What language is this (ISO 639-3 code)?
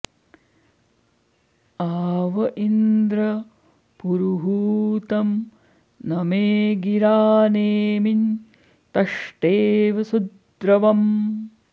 san